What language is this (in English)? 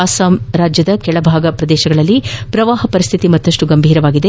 Kannada